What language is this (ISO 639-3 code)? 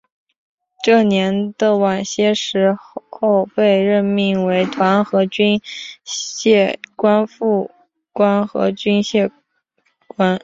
zho